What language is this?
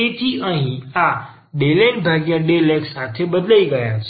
Gujarati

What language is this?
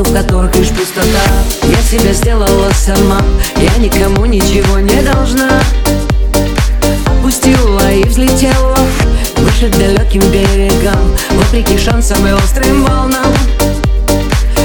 Russian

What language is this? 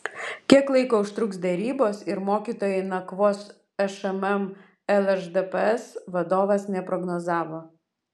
Lithuanian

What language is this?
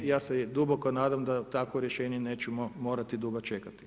Croatian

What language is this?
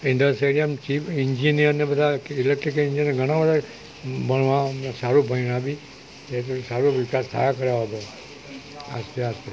Gujarati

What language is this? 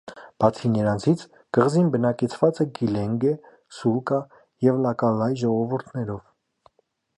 Armenian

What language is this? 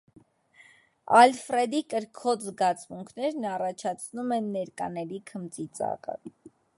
Armenian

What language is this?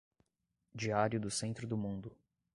Portuguese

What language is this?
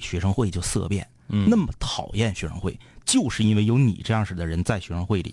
Chinese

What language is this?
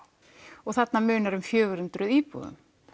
Icelandic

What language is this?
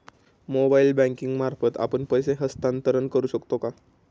Marathi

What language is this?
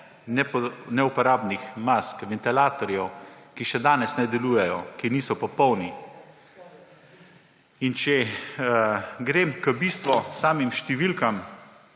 Slovenian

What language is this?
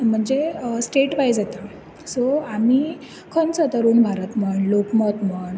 Konkani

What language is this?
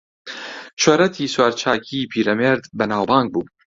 Central Kurdish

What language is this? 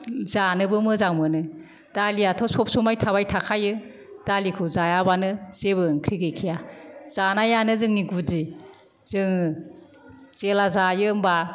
Bodo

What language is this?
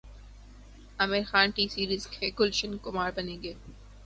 Urdu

